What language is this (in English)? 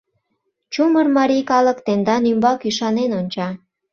Mari